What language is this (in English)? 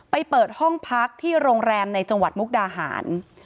Thai